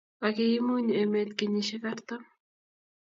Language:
Kalenjin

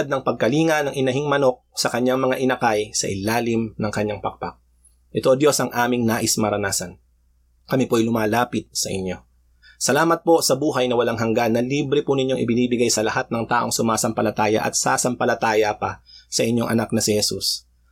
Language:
Filipino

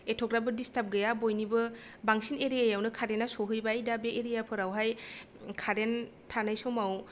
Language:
Bodo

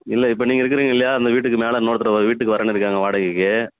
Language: Tamil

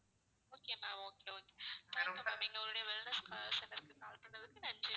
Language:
Tamil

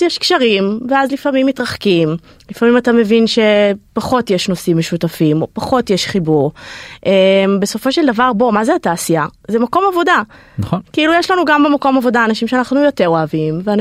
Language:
Hebrew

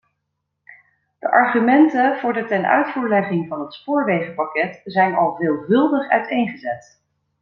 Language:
Dutch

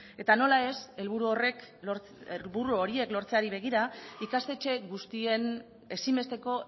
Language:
Basque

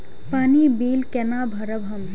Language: Maithili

